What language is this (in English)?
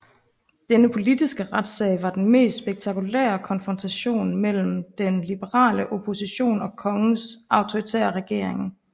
Danish